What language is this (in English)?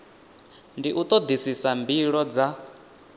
Venda